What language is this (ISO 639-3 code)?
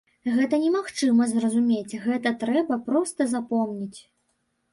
bel